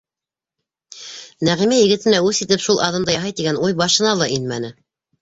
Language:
Bashkir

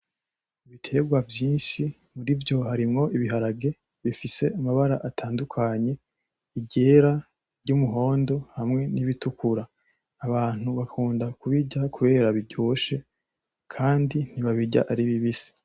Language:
Rundi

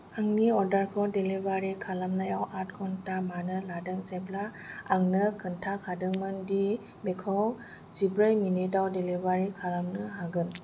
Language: Bodo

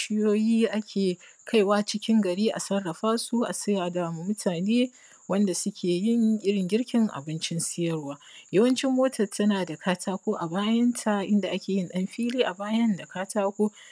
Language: Hausa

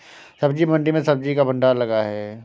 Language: Hindi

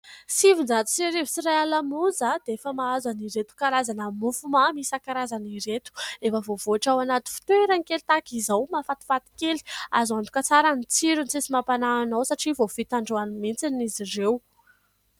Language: Malagasy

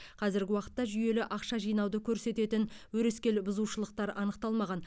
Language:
Kazakh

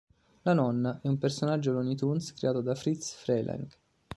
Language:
Italian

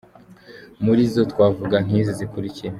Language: Kinyarwanda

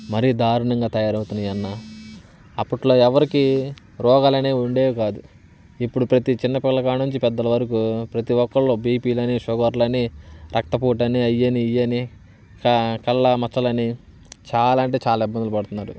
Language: Telugu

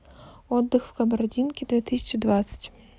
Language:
Russian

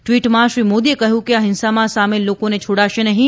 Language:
Gujarati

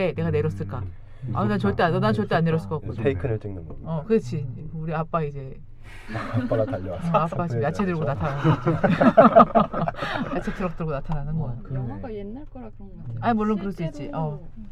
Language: Korean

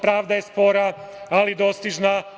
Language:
Serbian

